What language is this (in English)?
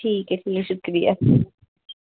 Dogri